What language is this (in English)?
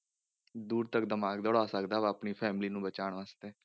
Punjabi